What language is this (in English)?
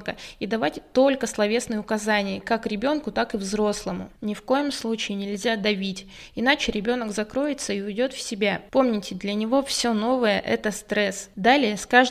Russian